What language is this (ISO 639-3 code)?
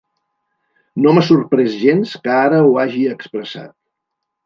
cat